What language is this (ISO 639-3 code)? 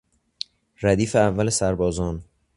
fas